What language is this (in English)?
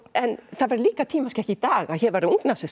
Icelandic